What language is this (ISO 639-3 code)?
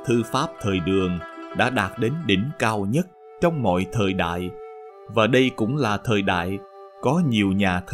vie